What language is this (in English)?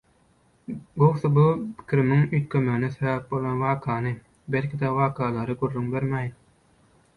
Turkmen